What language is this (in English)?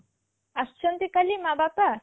Odia